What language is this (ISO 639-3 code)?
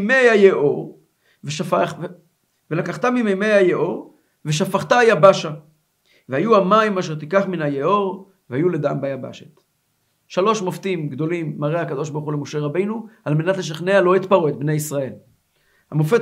heb